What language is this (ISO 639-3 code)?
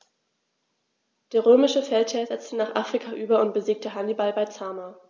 deu